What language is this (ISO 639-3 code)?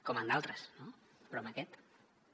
cat